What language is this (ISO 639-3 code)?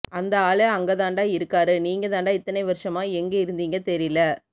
tam